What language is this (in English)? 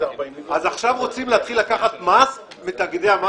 Hebrew